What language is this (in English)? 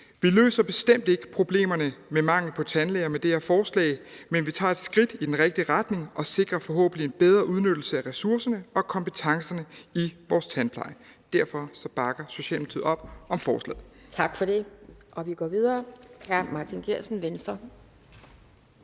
Danish